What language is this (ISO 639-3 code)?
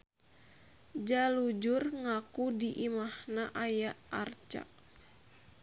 sun